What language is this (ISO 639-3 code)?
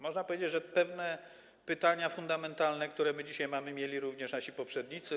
pol